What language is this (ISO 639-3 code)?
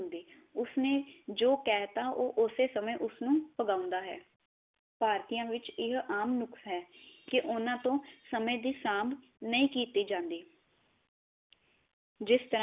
pan